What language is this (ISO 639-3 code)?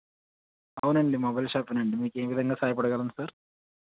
tel